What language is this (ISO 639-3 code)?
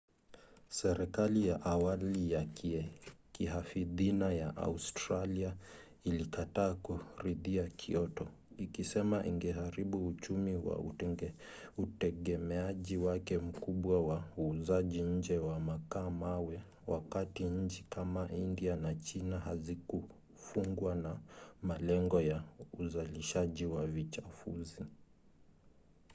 swa